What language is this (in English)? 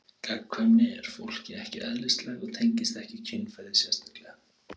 Icelandic